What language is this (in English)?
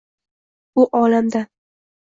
Uzbek